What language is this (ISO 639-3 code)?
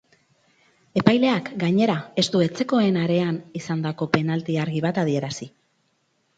eus